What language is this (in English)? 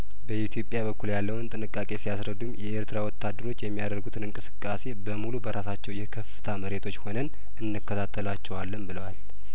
Amharic